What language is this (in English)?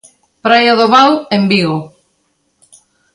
Galician